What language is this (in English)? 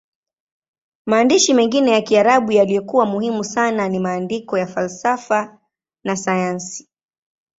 Swahili